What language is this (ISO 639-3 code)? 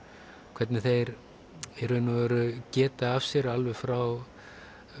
isl